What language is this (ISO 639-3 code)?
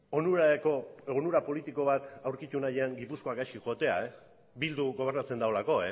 eus